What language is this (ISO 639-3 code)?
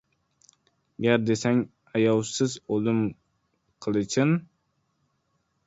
uzb